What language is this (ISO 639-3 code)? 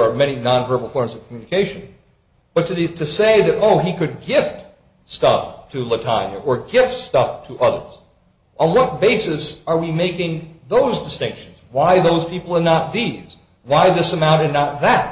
eng